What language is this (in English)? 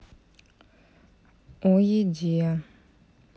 Russian